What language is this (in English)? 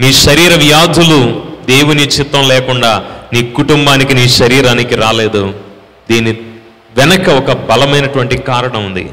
Telugu